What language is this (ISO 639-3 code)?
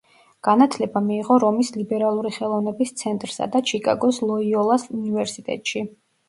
kat